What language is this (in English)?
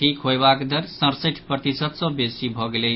Maithili